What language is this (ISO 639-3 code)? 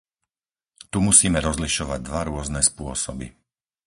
slk